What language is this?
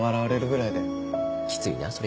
Japanese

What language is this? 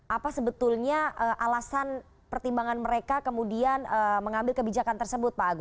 Indonesian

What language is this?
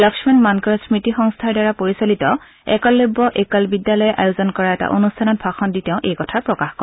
Assamese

